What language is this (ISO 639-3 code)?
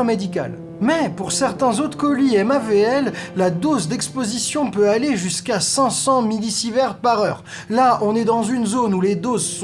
fra